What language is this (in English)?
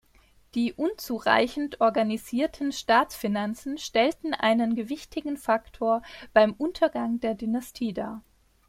German